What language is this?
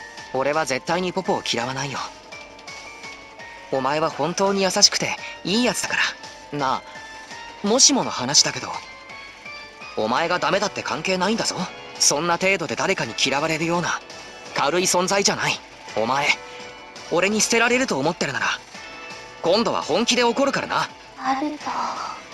Japanese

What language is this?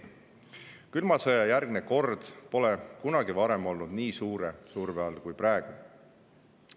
Estonian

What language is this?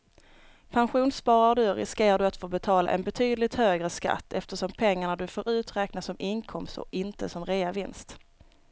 Swedish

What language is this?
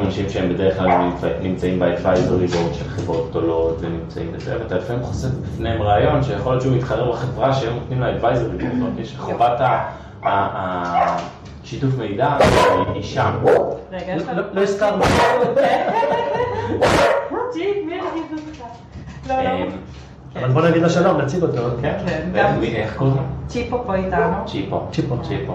Hebrew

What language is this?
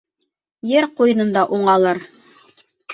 Bashkir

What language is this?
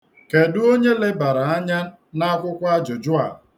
Igbo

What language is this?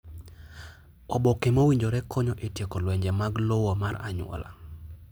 Luo (Kenya and Tanzania)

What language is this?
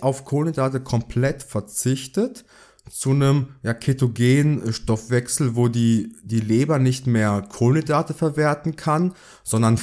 German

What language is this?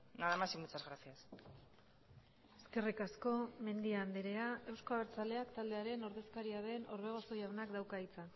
Basque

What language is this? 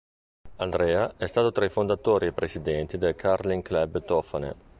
Italian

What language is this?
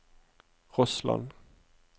Norwegian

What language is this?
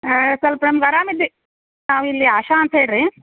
Kannada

